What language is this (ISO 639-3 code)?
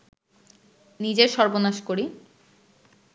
ben